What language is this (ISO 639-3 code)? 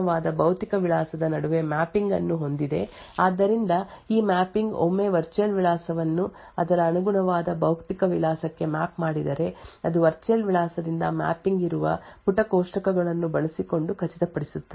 kan